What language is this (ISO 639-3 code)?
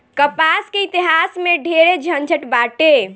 bho